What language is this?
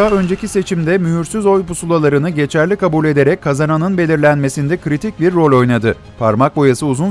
Turkish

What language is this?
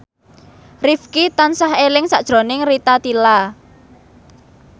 Javanese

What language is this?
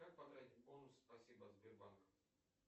Russian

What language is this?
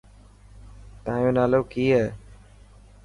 Dhatki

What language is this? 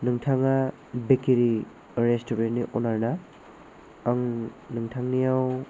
Bodo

